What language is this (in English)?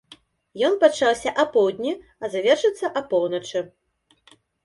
Belarusian